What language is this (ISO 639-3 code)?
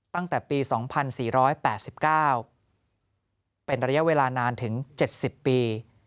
tha